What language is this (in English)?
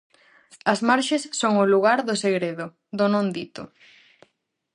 Galician